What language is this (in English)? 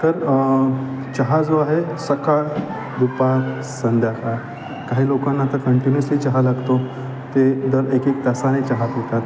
Marathi